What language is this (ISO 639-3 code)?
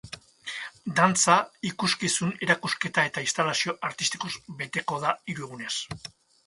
eus